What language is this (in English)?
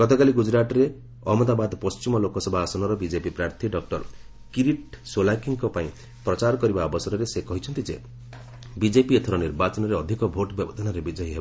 Odia